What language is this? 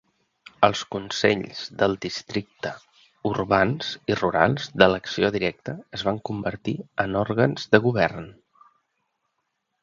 Catalan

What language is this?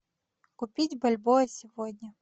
Russian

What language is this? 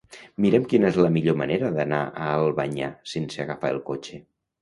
Catalan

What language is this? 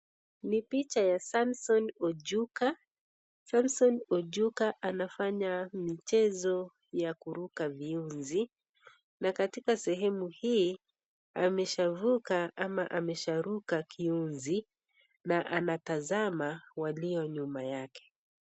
Swahili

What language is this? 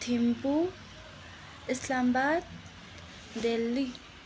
Nepali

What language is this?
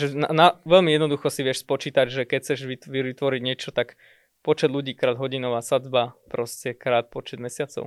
Slovak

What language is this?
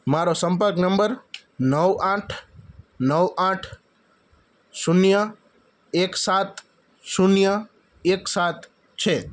Gujarati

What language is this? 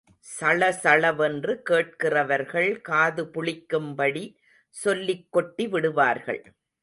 Tamil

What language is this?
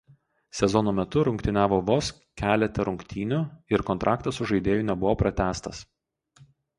Lithuanian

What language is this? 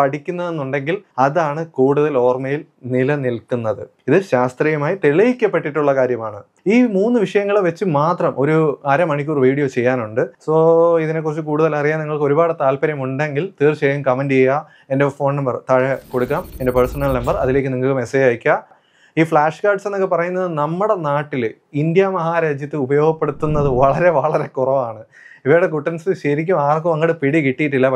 Malayalam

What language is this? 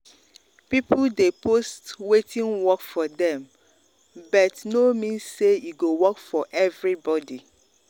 Nigerian Pidgin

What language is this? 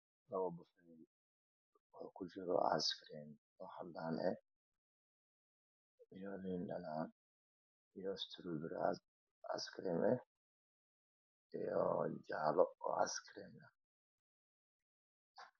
Somali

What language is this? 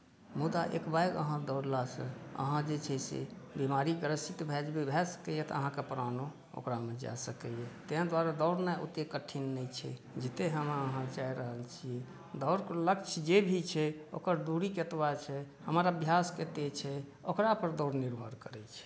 Maithili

